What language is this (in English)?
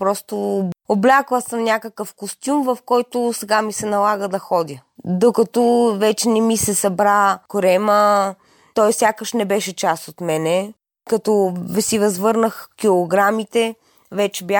Bulgarian